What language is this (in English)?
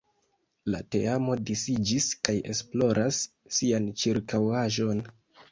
Esperanto